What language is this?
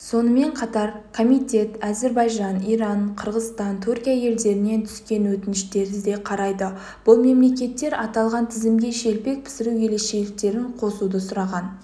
Kazakh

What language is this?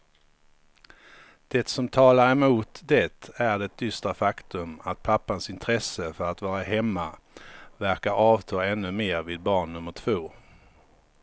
Swedish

